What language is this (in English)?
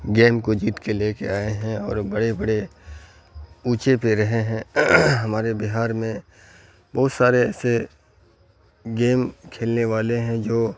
Urdu